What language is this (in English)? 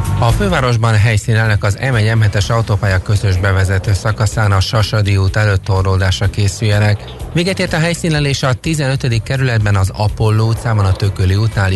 Hungarian